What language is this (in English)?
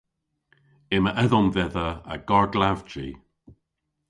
Cornish